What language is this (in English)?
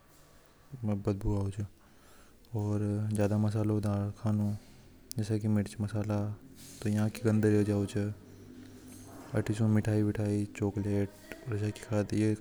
Hadothi